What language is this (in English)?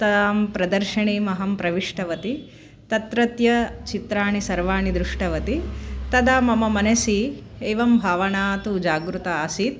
Sanskrit